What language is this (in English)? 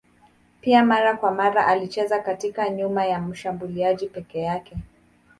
Swahili